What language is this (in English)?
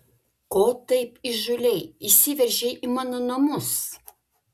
Lithuanian